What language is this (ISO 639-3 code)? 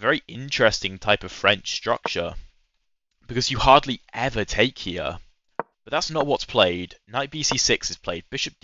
eng